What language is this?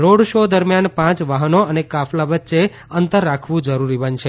Gujarati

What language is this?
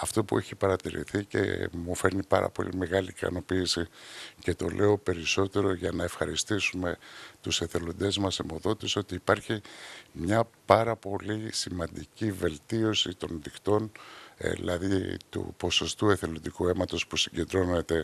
Greek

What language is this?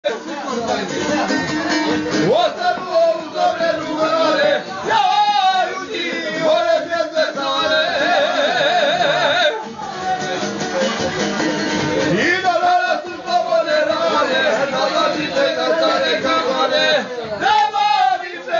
Punjabi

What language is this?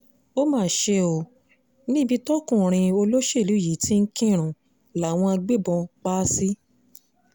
Yoruba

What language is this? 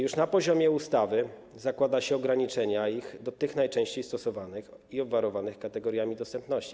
Polish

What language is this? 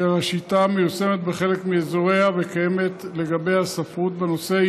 Hebrew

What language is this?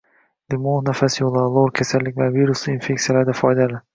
Uzbek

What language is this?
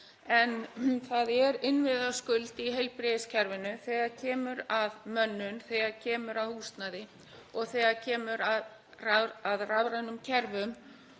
Icelandic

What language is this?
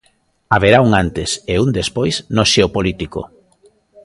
Galician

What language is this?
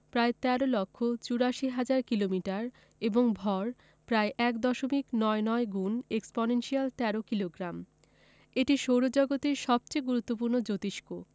Bangla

